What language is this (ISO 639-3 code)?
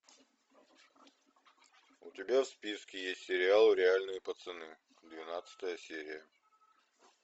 rus